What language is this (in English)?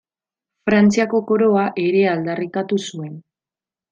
Basque